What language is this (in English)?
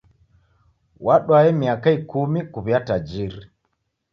Taita